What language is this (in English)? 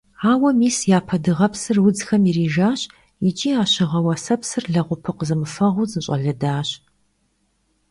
Kabardian